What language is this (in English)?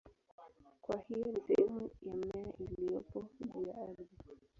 Swahili